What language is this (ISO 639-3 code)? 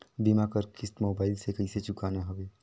hne